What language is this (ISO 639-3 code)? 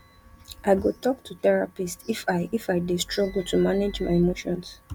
pcm